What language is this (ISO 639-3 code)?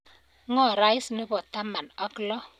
kln